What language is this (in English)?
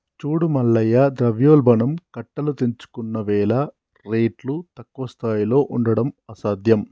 Telugu